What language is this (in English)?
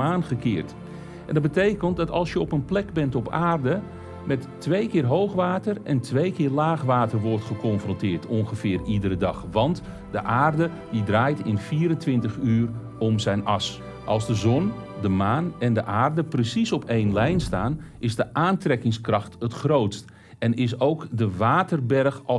Dutch